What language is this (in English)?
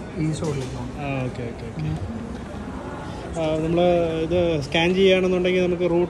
Malayalam